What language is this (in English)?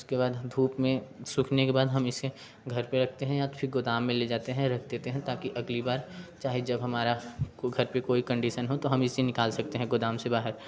Hindi